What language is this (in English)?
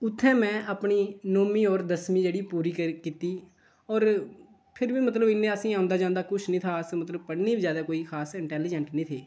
Dogri